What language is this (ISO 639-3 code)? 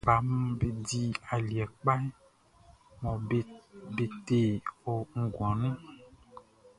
bci